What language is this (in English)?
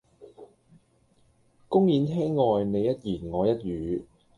Cantonese